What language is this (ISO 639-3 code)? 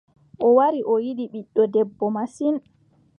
fub